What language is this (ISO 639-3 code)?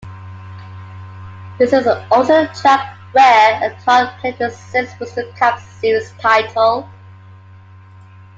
eng